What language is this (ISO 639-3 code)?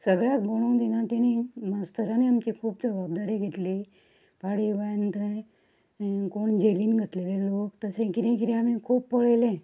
kok